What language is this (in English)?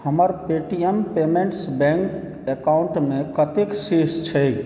Maithili